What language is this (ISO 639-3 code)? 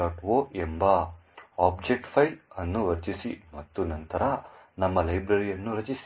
kan